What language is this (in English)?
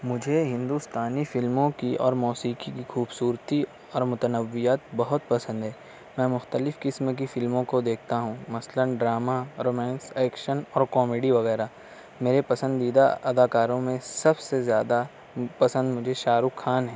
Urdu